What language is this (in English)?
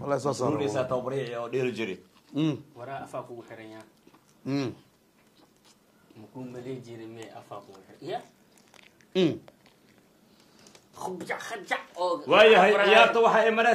Arabic